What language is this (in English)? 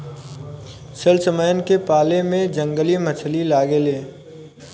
Bhojpuri